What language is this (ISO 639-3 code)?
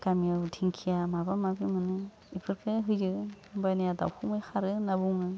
brx